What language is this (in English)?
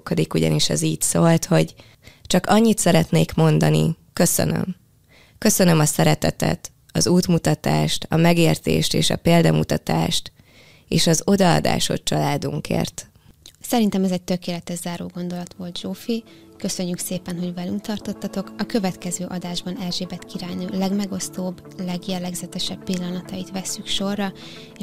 Hungarian